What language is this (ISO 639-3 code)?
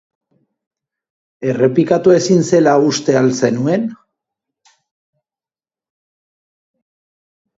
eus